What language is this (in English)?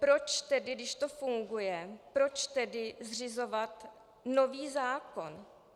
Czech